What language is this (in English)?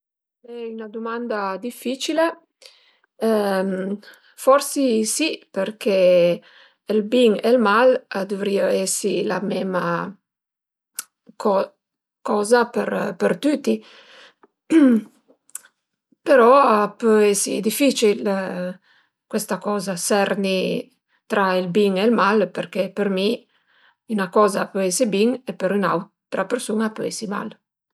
Piedmontese